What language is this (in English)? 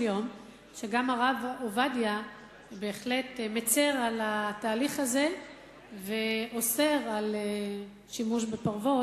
Hebrew